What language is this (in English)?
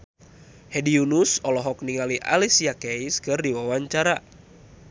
Sundanese